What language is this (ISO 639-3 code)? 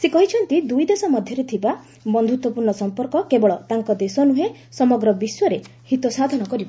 ori